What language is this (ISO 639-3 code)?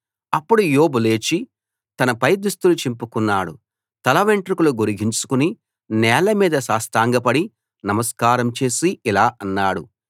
tel